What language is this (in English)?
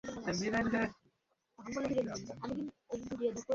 Bangla